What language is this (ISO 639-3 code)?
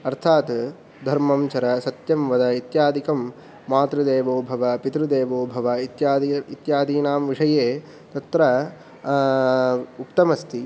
san